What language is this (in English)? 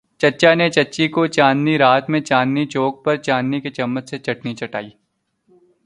Urdu